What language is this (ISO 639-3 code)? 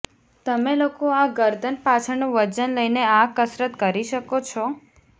guj